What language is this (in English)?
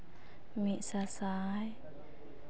Santali